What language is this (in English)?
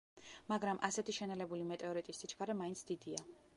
Georgian